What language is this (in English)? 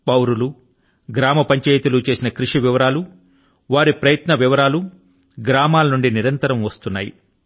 Telugu